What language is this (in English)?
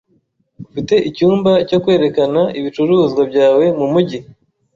Kinyarwanda